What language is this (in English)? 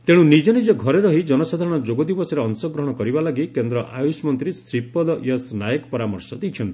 Odia